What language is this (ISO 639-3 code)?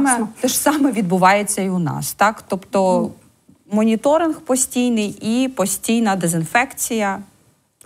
ukr